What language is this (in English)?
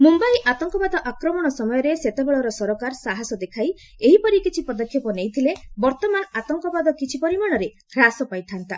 Odia